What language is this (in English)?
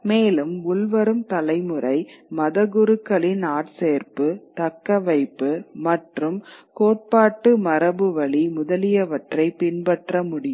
Tamil